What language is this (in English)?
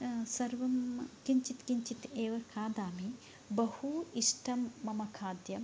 Sanskrit